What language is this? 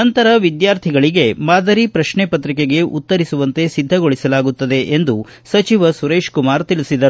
Kannada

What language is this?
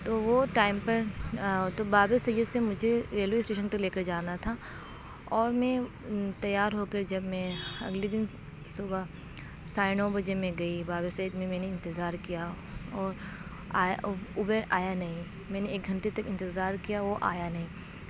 Urdu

